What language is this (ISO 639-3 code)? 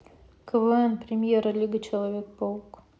rus